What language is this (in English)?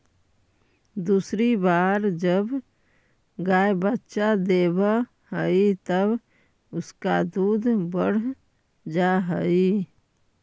Magahi